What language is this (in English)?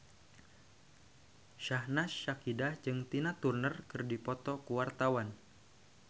Sundanese